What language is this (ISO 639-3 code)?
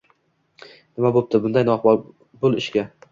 uzb